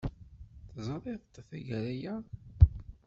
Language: Kabyle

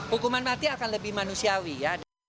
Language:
Indonesian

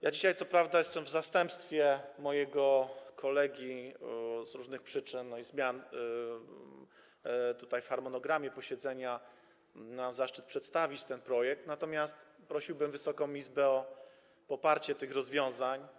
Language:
Polish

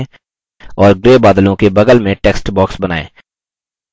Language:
Hindi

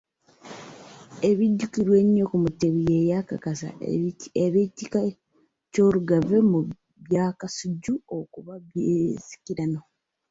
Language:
Ganda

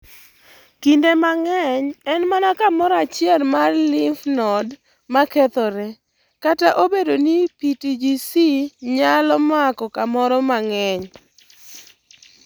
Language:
Luo (Kenya and Tanzania)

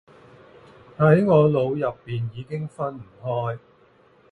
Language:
Cantonese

